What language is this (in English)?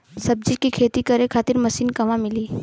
Bhojpuri